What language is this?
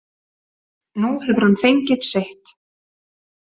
Icelandic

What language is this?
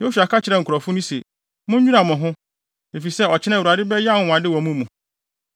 Akan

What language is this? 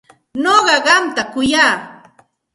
Santa Ana de Tusi Pasco Quechua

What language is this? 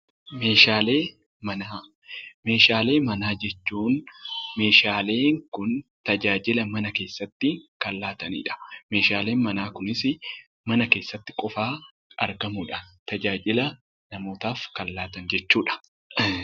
Oromo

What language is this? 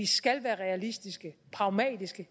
Danish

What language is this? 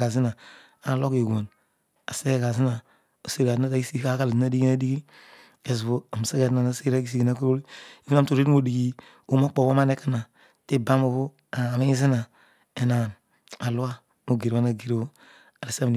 Odual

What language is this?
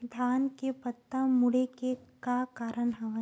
Chhattisgarhi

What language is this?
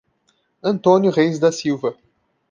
Portuguese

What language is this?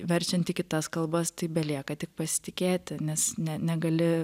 Lithuanian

